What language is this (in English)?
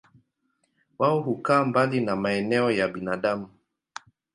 Swahili